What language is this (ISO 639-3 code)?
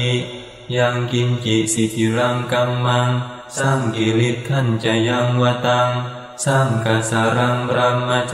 ind